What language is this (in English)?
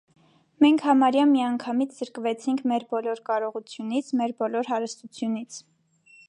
Armenian